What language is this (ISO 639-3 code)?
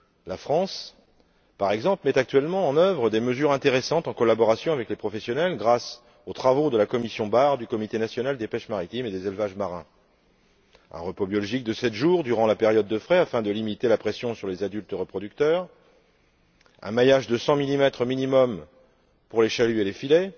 fra